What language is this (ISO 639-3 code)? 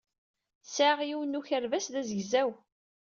kab